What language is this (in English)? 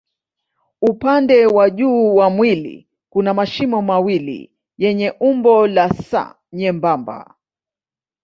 Swahili